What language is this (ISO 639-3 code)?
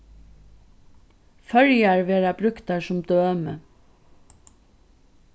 fao